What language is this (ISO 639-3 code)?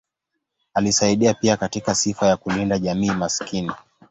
swa